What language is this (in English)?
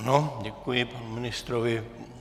Czech